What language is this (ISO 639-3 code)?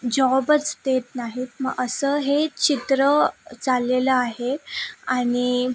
mar